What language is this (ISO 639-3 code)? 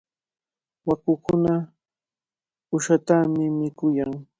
qvl